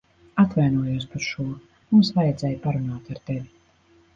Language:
Latvian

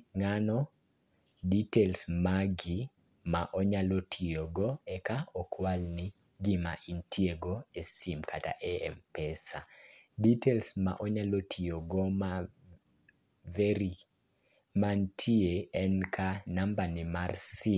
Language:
Luo (Kenya and Tanzania)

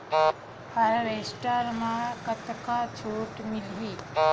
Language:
Chhattisgarhi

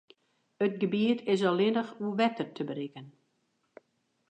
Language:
Western Frisian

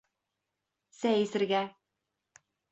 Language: Bashkir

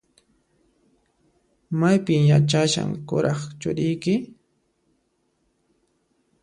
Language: Puno Quechua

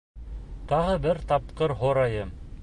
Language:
Bashkir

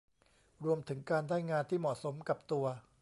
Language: Thai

